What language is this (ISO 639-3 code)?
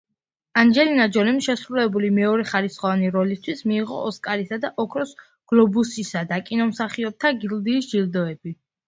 kat